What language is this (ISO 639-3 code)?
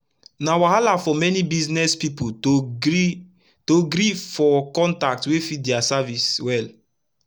pcm